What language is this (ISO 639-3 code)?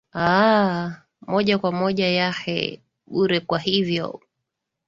swa